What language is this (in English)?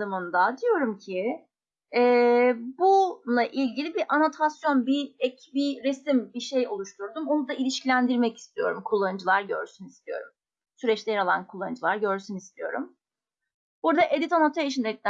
Turkish